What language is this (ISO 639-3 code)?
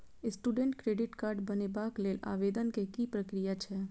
mai